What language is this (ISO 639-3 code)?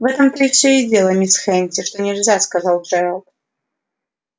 rus